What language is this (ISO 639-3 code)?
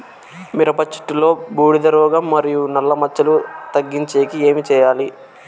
tel